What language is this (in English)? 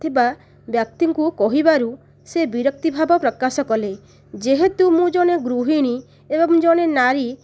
Odia